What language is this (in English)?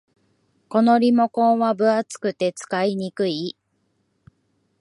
Japanese